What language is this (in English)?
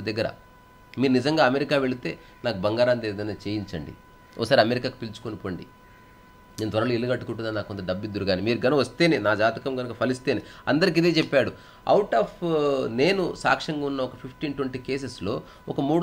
Telugu